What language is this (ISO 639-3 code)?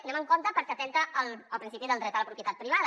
cat